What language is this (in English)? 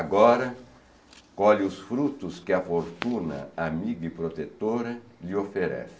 Portuguese